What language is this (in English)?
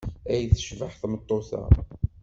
Kabyle